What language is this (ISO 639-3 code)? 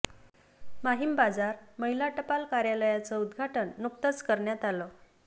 mar